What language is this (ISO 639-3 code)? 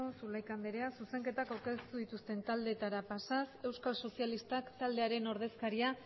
eus